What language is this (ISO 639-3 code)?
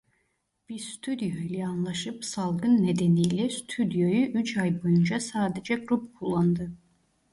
tur